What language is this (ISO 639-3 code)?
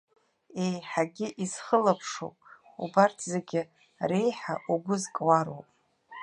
abk